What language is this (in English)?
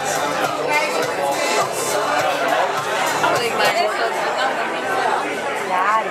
Dutch